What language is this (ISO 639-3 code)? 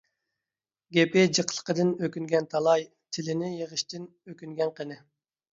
uig